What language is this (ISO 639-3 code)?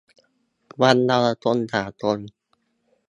tha